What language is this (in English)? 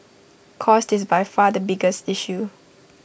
English